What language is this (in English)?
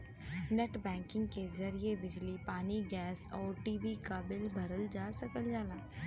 Bhojpuri